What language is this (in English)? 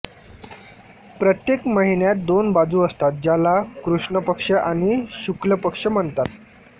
Marathi